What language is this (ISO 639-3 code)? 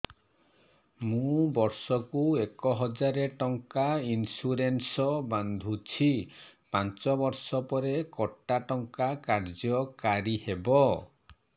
ori